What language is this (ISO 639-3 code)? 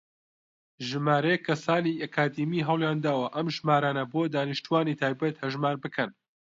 ckb